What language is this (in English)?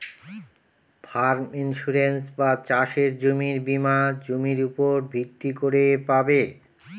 Bangla